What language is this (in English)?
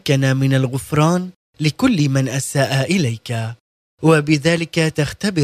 Arabic